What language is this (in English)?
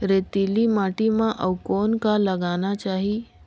Chhattisgarhi